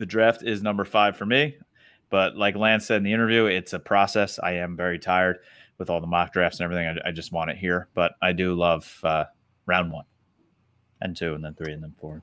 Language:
English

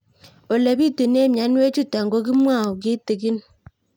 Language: Kalenjin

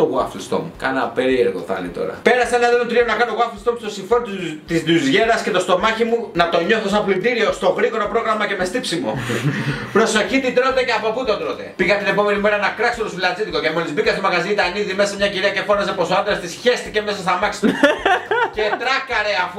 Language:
Greek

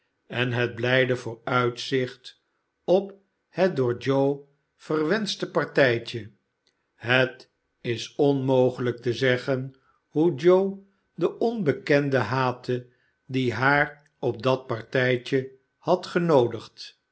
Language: Dutch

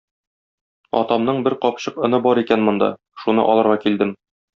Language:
Tatar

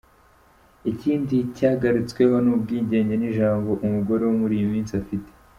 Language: Kinyarwanda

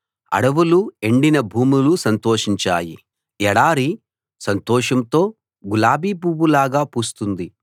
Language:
Telugu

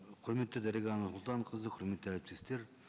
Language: Kazakh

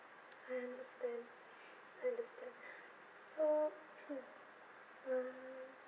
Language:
English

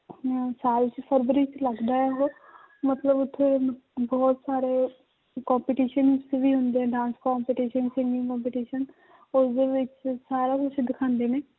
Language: Punjabi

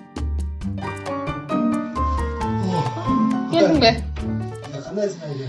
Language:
Turkish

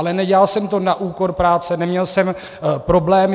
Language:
Czech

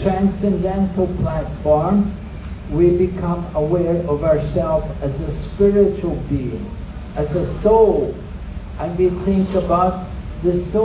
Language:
English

